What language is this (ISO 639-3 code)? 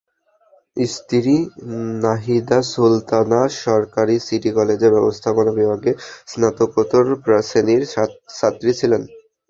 ben